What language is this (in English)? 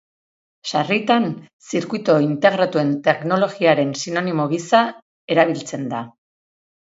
Basque